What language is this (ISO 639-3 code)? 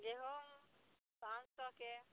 mai